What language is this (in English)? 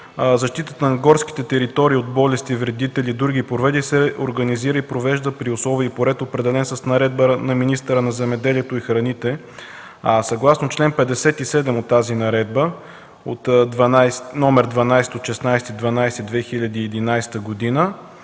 Bulgarian